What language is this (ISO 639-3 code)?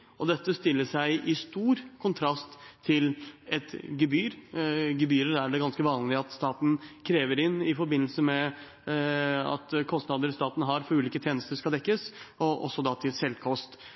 nob